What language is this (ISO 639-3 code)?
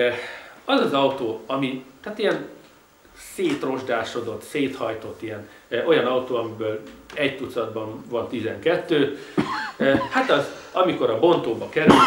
hun